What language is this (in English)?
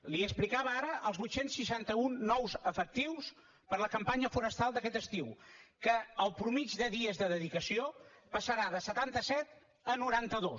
Catalan